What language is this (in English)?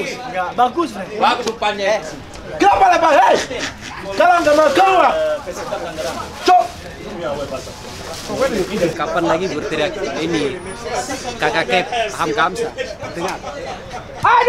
Indonesian